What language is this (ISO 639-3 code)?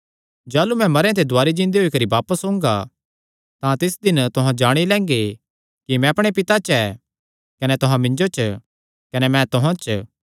xnr